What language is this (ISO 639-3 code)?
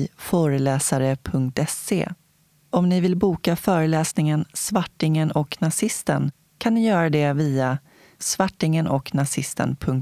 swe